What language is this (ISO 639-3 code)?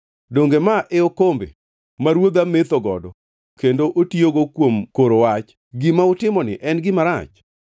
luo